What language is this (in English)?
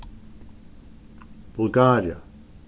Faroese